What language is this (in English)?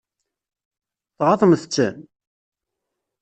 Kabyle